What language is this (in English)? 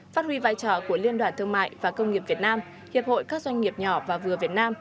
Vietnamese